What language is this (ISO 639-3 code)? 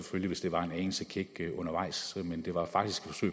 dan